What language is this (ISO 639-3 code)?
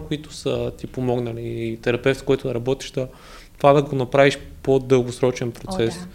bul